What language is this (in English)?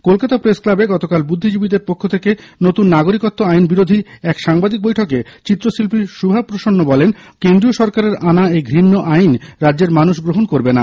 Bangla